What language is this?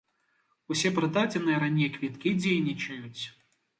Belarusian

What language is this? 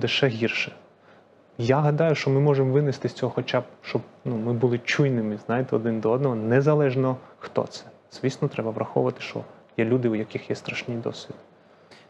Ukrainian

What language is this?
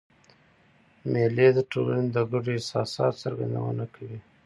Pashto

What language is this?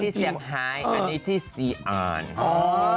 Thai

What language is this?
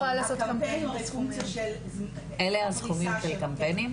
Hebrew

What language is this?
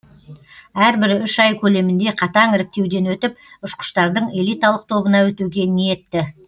Kazakh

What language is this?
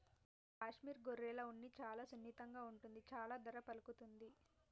Telugu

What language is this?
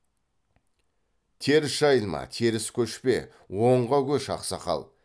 Kazakh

